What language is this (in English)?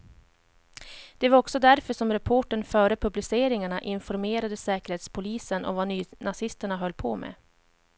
Swedish